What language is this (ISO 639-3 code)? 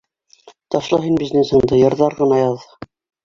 bak